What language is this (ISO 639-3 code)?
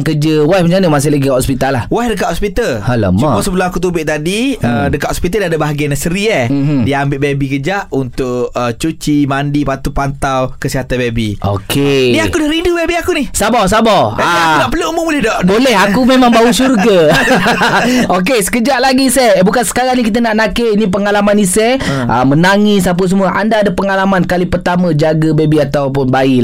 msa